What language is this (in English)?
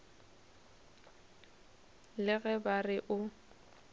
Northern Sotho